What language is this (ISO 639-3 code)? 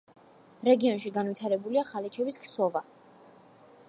kat